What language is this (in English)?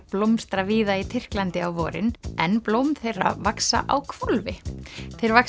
Icelandic